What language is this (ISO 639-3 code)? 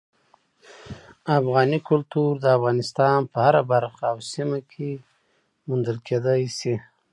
pus